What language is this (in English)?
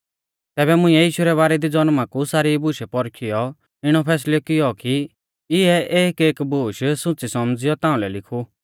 Mahasu Pahari